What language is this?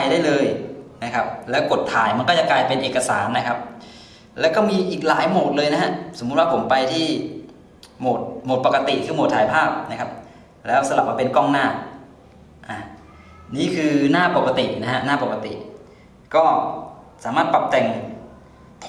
Thai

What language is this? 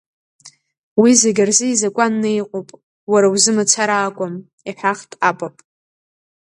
Abkhazian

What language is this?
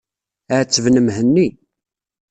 Kabyle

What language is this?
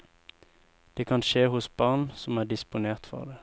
Norwegian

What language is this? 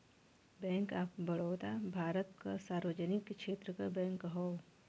Bhojpuri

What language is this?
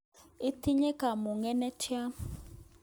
Kalenjin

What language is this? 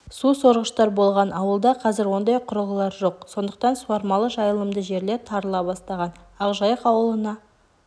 Kazakh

